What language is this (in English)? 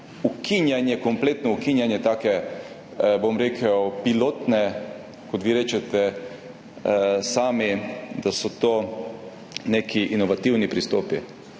Slovenian